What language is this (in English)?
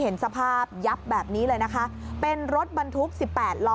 Thai